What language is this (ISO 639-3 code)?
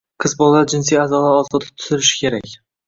uzb